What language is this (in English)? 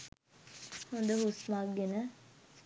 Sinhala